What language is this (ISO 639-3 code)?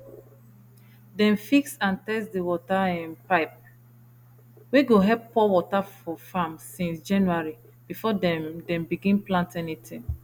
pcm